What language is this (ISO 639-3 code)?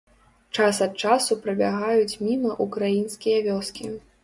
bel